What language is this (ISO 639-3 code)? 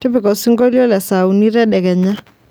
mas